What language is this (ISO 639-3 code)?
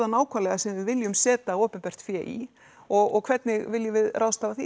isl